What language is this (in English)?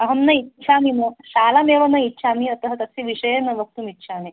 Sanskrit